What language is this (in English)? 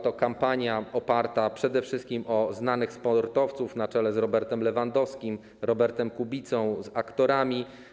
Polish